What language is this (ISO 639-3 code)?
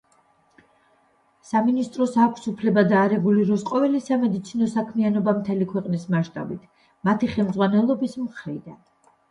kat